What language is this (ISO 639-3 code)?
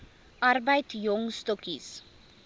afr